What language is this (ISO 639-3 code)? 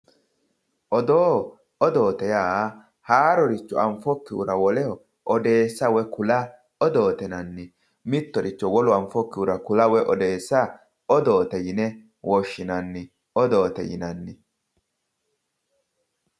sid